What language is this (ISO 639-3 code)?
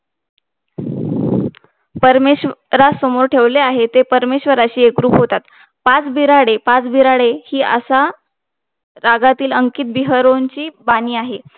mar